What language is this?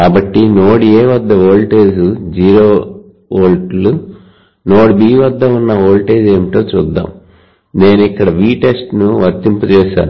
Telugu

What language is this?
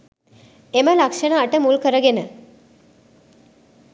Sinhala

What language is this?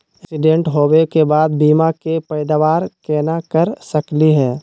Magahi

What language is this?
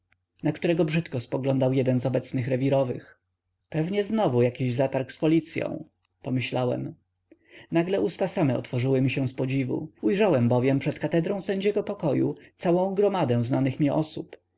Polish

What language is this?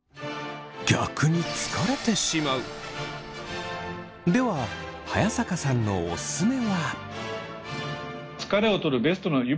Japanese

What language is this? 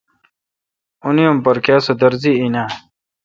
Kalkoti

